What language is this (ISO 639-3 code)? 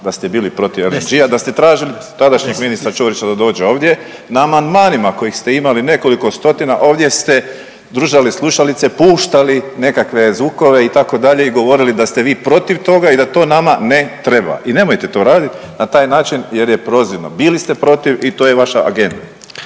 hrv